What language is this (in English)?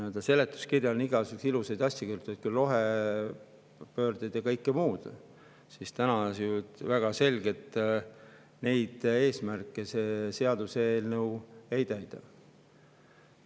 Estonian